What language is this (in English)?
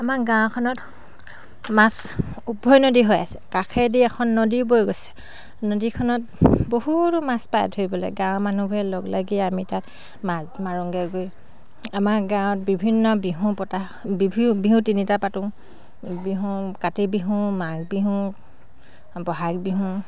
Assamese